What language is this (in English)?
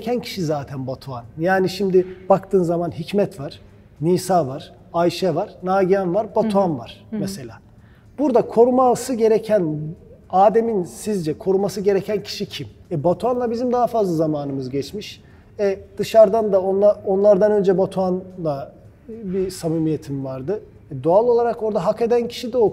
Turkish